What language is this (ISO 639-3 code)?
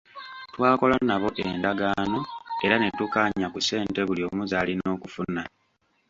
lug